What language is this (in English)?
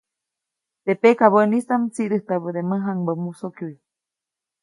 Copainalá Zoque